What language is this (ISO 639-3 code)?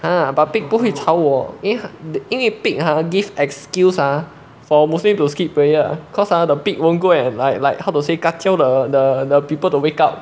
eng